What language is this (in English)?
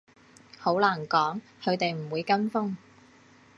Cantonese